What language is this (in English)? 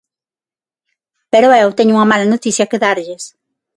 Galician